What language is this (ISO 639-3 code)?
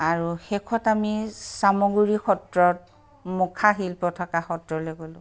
asm